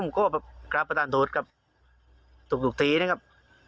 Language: Thai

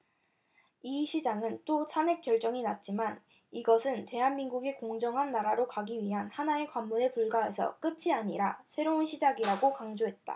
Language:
Korean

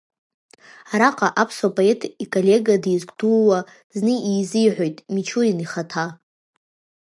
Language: Abkhazian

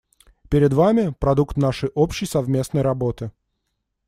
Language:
Russian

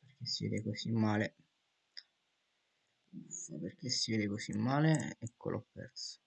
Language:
Italian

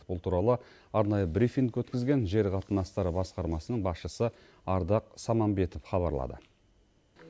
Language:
Kazakh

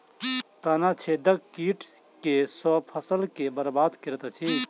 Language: Maithili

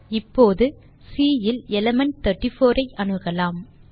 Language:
Tamil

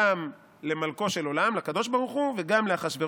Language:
Hebrew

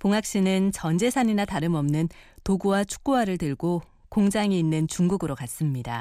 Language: Korean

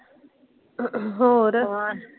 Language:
Punjabi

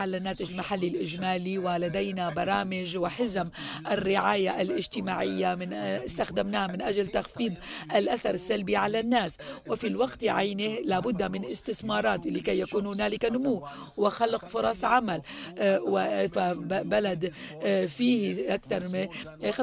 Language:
Arabic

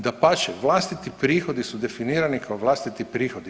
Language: Croatian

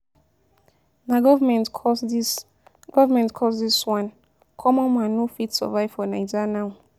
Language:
Nigerian Pidgin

